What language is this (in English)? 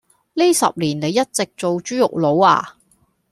Cantonese